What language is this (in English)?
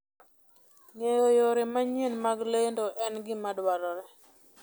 Luo (Kenya and Tanzania)